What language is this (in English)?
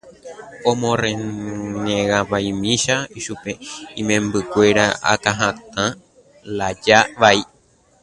Guarani